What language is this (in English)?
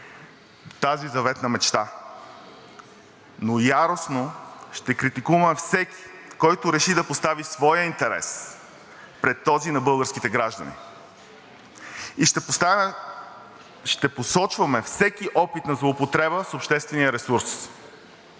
Bulgarian